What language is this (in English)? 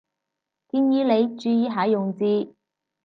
Cantonese